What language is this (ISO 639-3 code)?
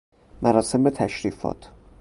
fas